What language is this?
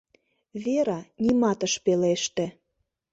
Mari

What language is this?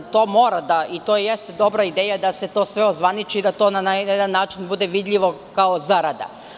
Serbian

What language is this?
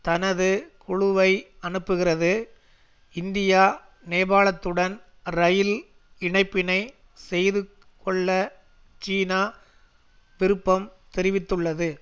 Tamil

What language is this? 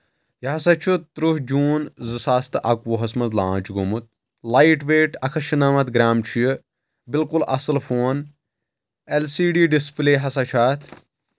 Kashmiri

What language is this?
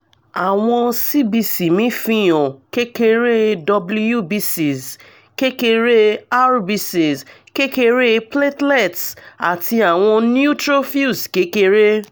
Yoruba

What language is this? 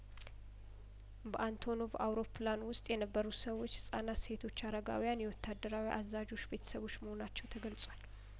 Amharic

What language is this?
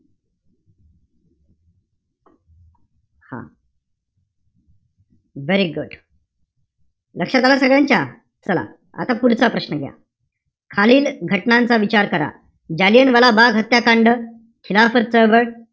Marathi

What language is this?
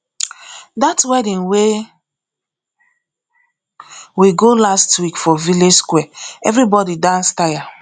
Nigerian Pidgin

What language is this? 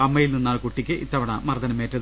Malayalam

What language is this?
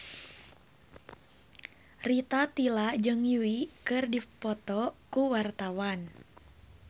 Sundanese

